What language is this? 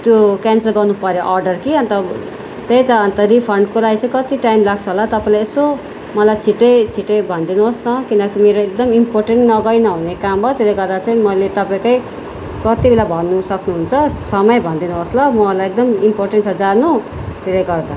Nepali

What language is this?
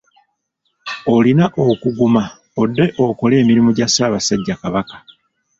Ganda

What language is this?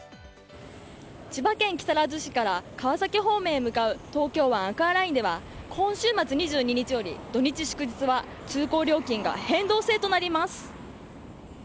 Japanese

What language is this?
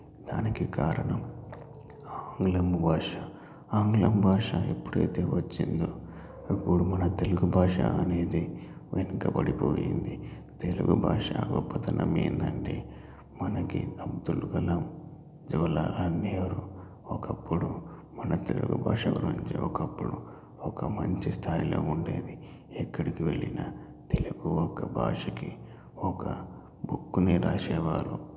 Telugu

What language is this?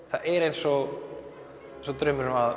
Icelandic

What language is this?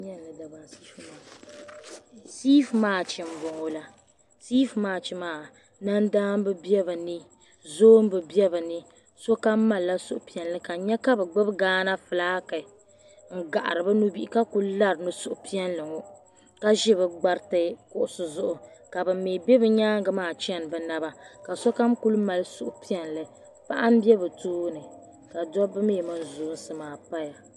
Dagbani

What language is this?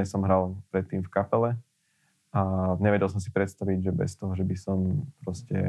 Slovak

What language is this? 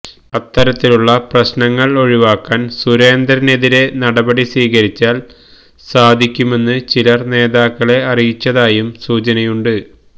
Malayalam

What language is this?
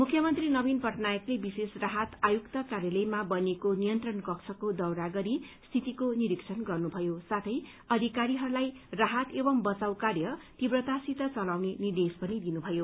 Nepali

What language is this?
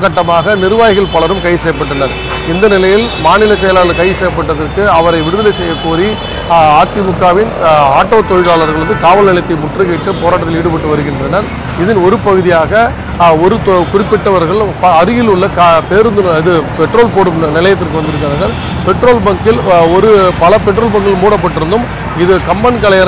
Romanian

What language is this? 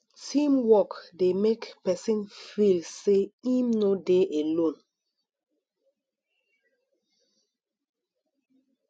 Nigerian Pidgin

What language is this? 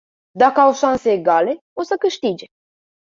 Romanian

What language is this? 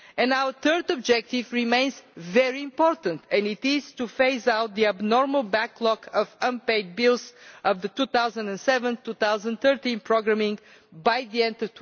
English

